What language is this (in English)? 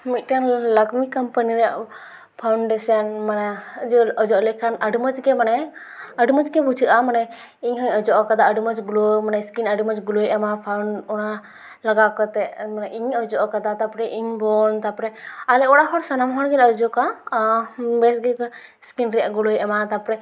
Santali